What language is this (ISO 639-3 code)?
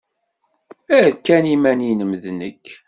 kab